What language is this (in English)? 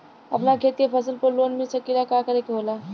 Bhojpuri